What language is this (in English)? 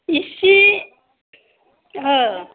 Bodo